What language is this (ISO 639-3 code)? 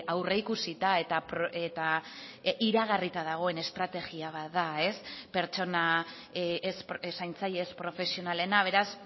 eus